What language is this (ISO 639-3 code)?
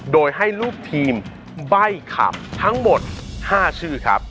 tha